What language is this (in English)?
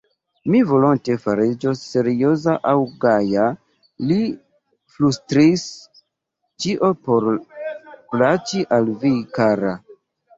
Esperanto